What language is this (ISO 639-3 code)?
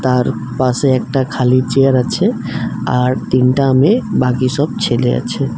ben